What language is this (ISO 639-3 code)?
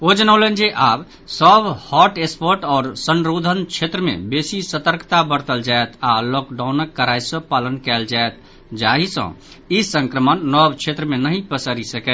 mai